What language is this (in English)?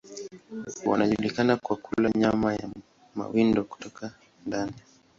Swahili